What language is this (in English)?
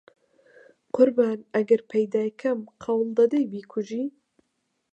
Central Kurdish